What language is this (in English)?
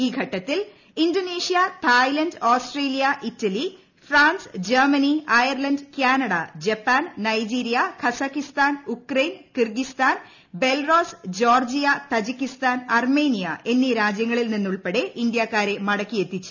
Malayalam